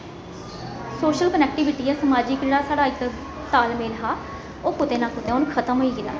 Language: Dogri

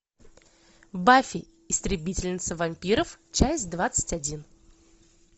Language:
Russian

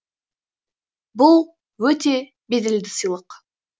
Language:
Kazakh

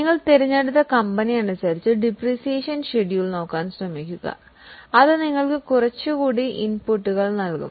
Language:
Malayalam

